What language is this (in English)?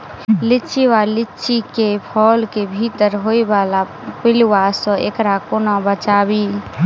Maithili